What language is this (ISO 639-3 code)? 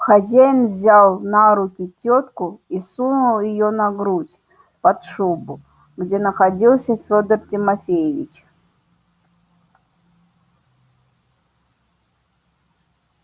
rus